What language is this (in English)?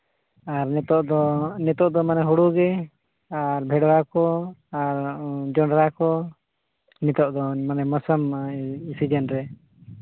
Santali